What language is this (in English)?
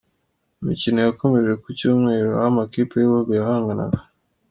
Kinyarwanda